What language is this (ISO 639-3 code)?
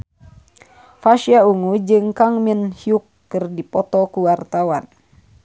sun